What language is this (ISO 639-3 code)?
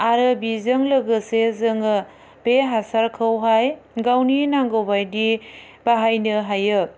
brx